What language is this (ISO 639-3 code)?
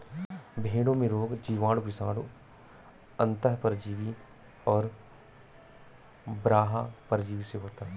hin